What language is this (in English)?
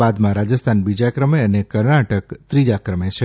Gujarati